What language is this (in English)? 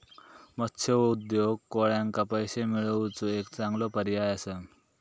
Marathi